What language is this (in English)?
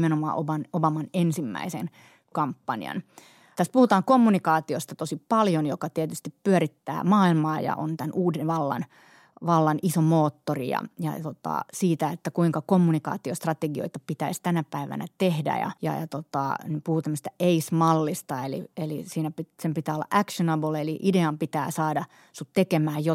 Finnish